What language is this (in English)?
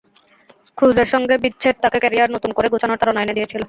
Bangla